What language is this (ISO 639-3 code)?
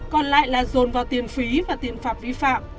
vie